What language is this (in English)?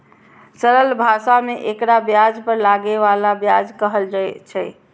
Maithili